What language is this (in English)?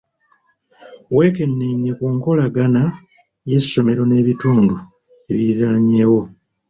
Ganda